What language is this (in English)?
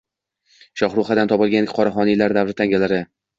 Uzbek